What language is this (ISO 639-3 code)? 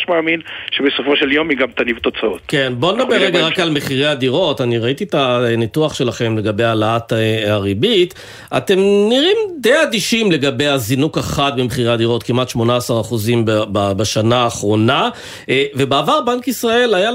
heb